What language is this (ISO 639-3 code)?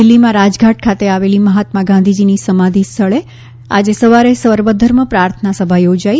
guj